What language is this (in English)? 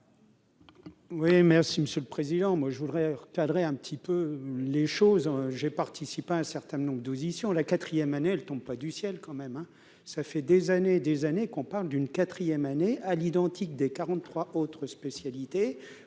French